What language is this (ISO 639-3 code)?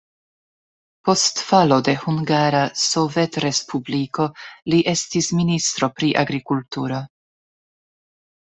epo